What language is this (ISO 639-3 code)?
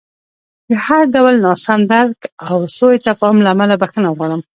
pus